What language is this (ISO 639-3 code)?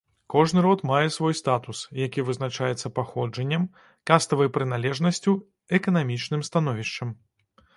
bel